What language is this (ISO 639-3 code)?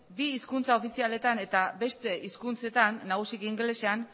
eus